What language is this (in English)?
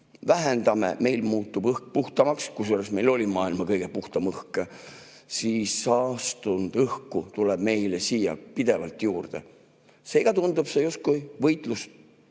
Estonian